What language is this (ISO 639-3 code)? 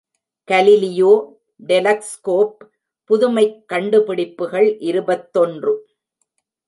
tam